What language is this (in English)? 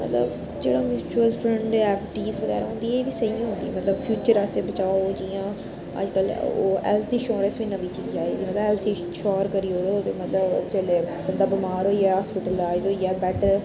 Dogri